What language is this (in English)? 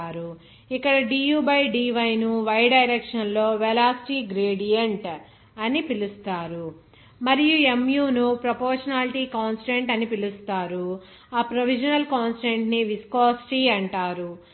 Telugu